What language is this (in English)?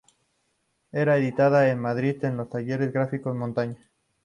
Spanish